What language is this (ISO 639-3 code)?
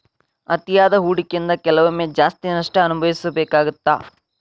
kan